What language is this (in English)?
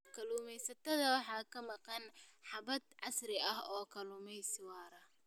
Somali